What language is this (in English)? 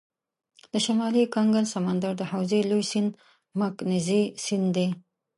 Pashto